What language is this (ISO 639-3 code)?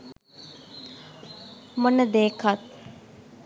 sin